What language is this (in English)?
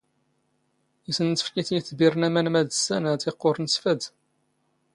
Standard Moroccan Tamazight